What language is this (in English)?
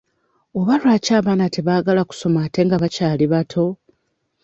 Ganda